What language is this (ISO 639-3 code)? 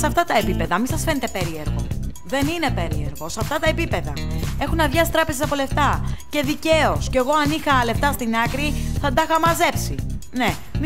ell